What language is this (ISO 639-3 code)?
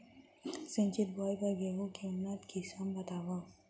hne